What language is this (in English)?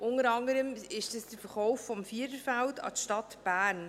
Swiss German